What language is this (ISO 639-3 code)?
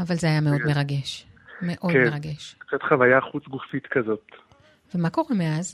heb